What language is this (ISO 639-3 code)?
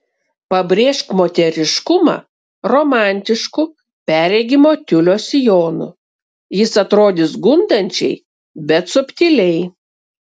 lit